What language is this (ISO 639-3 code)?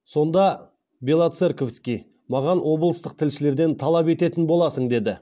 kaz